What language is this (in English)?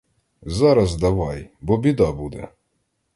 Ukrainian